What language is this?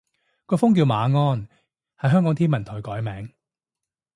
Cantonese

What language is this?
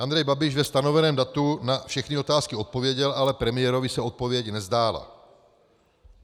Czech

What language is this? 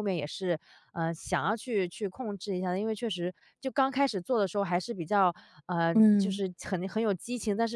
Chinese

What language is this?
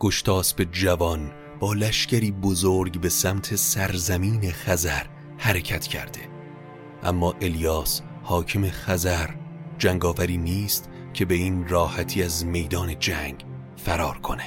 Persian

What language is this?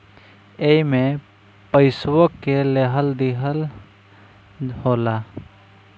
Bhojpuri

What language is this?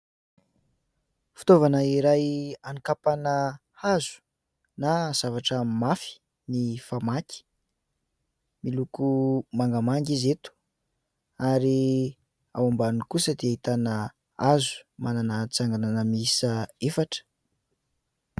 Malagasy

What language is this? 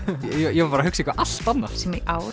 Icelandic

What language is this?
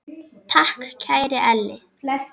Icelandic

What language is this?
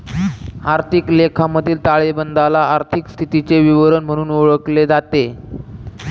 Marathi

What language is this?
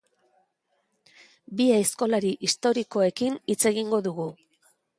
Basque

